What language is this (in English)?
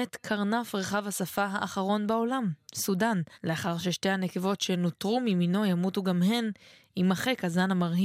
Hebrew